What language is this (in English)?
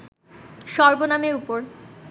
Bangla